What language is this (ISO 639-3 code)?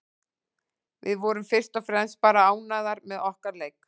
isl